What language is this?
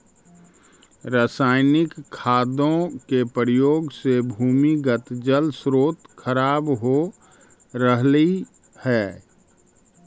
Magahi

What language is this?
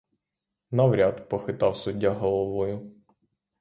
Ukrainian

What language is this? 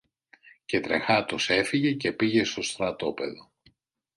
Greek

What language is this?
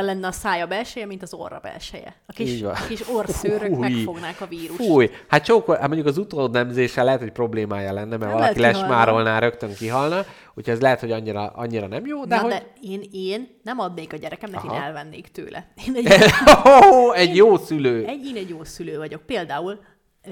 Hungarian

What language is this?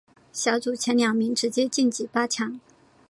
Chinese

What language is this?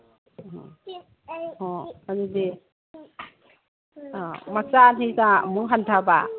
Manipuri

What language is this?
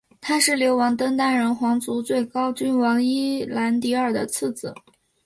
Chinese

